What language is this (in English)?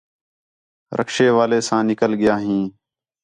Khetrani